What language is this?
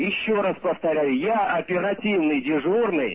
Russian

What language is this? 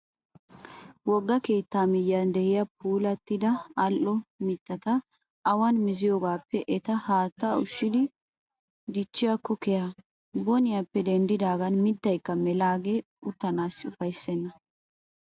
Wolaytta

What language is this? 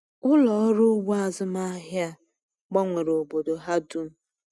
Igbo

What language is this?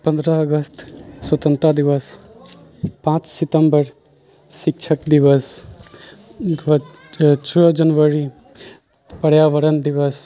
Maithili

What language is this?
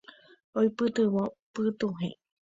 Guarani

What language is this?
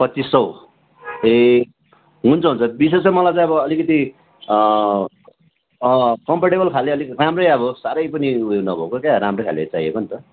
Nepali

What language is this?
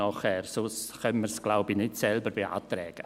Swiss German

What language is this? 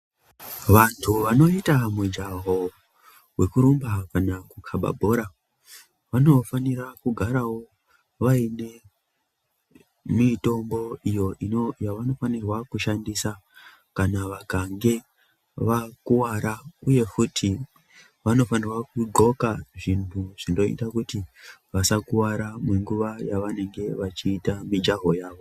Ndau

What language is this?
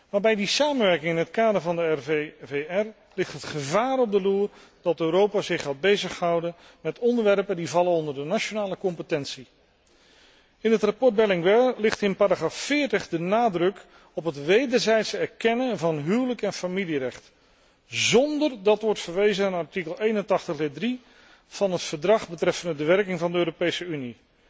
Dutch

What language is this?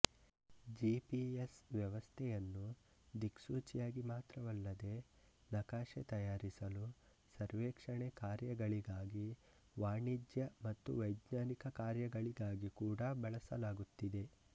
Kannada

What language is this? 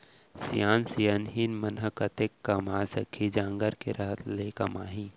Chhattisgarhi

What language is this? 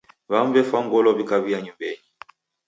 Taita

